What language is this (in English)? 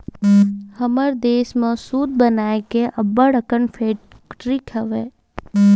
Chhattisgarhi